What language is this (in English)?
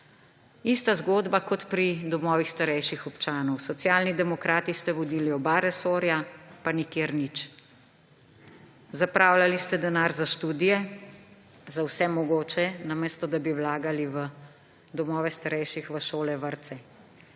Slovenian